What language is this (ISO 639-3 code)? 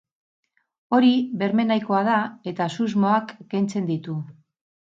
eus